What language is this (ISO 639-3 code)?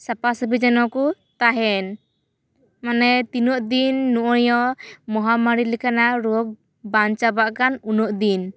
sat